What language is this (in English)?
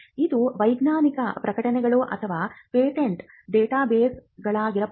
Kannada